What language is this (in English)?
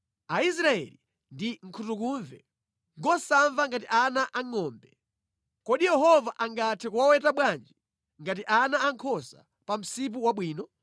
Nyanja